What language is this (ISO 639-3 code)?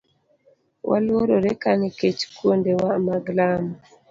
luo